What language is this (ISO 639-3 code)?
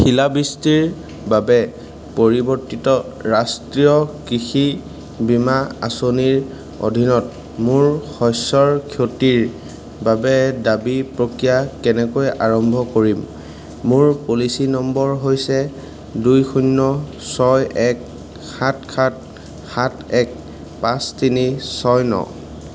asm